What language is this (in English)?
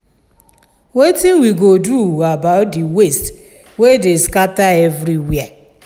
Nigerian Pidgin